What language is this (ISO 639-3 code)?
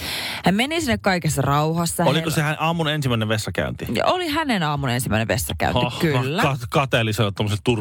fin